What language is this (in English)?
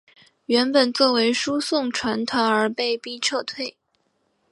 Chinese